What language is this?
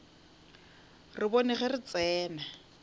Northern Sotho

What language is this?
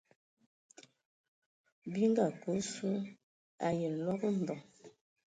Ewondo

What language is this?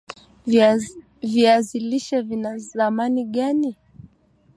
Swahili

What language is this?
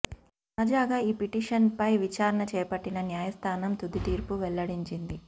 Telugu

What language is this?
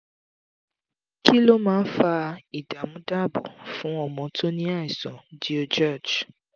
Yoruba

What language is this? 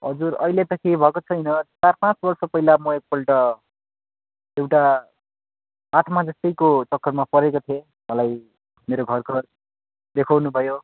Nepali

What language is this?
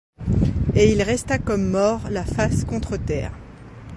French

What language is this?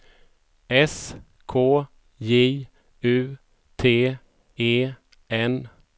Swedish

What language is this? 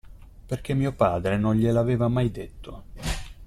Italian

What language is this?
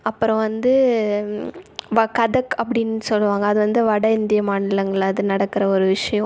Tamil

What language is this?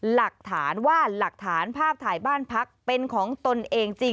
Thai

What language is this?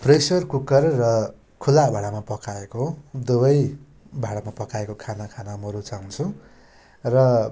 Nepali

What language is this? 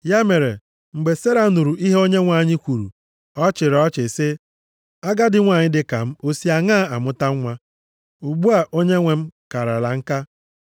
Igbo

